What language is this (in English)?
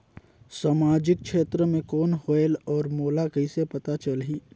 Chhattisgarhi